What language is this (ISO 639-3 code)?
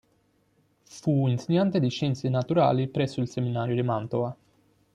ita